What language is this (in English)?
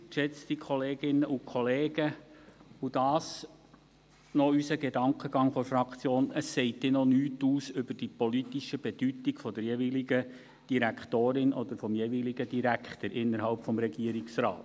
Swiss German